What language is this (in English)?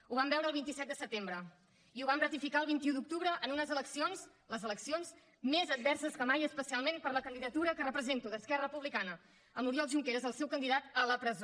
Catalan